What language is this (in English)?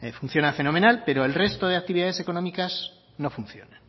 Spanish